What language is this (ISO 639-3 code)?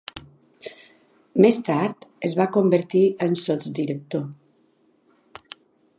cat